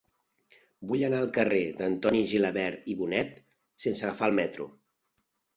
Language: Catalan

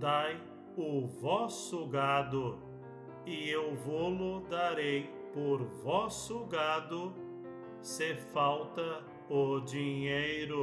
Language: Portuguese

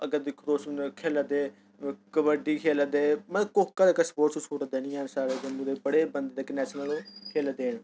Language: Dogri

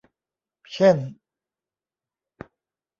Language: Thai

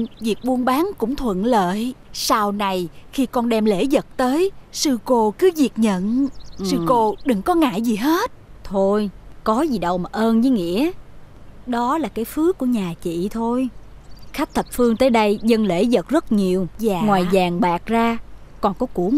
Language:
Vietnamese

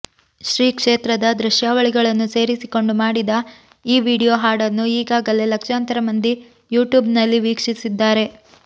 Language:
Kannada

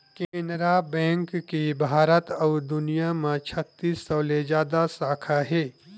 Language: Chhattisgarhi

